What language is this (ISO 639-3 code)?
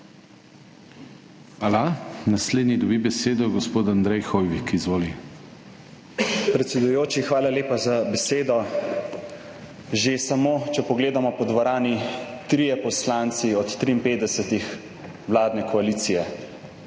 slv